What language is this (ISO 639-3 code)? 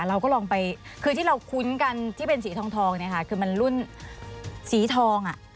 tha